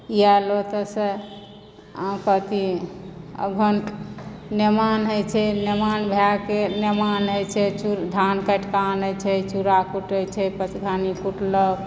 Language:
Maithili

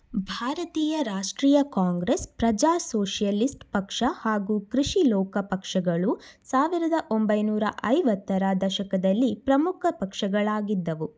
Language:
Kannada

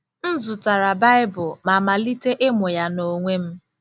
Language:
Igbo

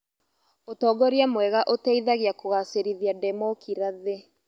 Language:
Kikuyu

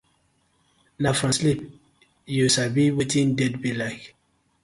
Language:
Nigerian Pidgin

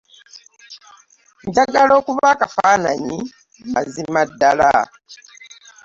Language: Ganda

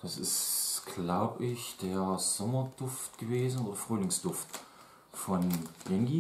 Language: German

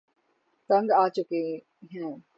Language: Urdu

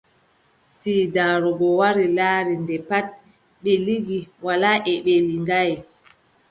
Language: Adamawa Fulfulde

